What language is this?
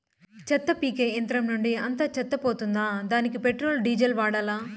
Telugu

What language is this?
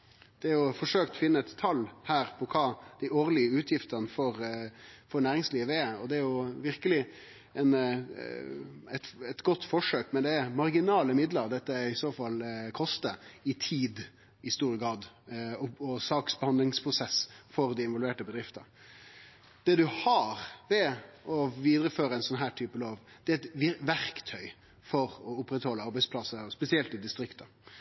Norwegian Nynorsk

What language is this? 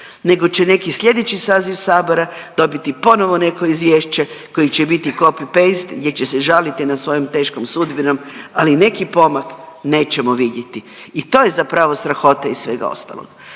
Croatian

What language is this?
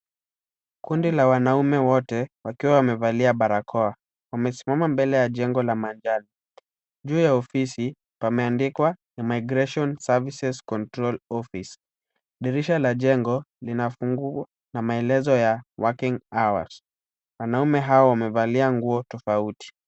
Swahili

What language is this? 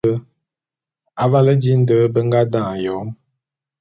Bulu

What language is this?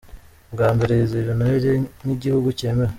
Kinyarwanda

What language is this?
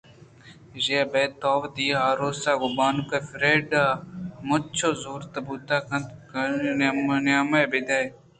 Eastern Balochi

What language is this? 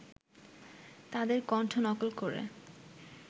Bangla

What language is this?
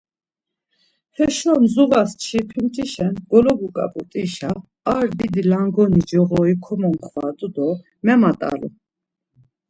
Laz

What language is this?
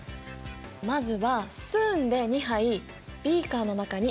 Japanese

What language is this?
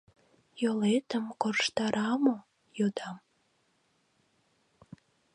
Mari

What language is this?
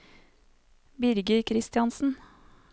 Norwegian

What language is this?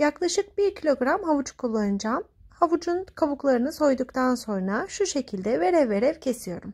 Turkish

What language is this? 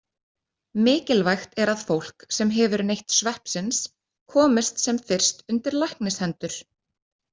Icelandic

